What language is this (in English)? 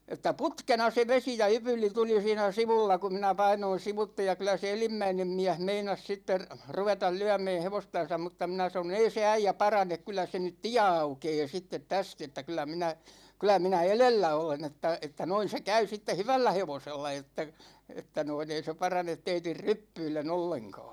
Finnish